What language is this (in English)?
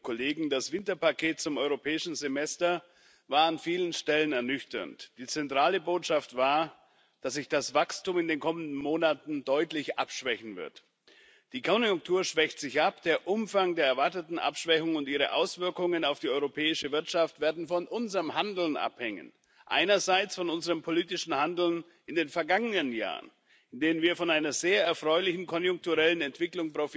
German